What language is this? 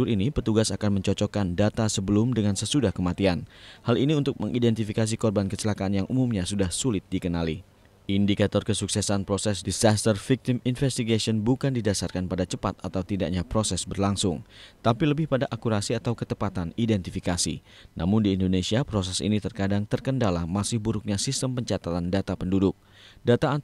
Indonesian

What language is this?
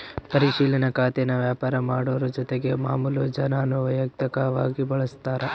Kannada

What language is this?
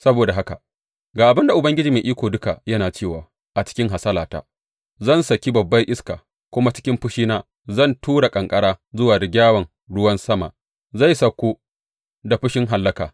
Hausa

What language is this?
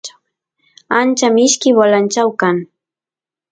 Santiago del Estero Quichua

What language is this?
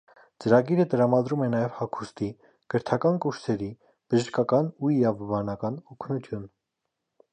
Armenian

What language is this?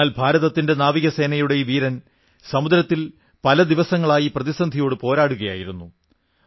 Malayalam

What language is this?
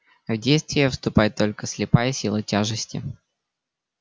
Russian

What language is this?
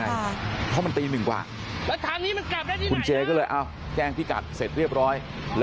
Thai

